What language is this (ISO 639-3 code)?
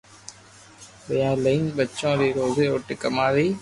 lrk